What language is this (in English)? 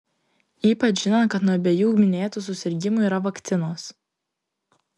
Lithuanian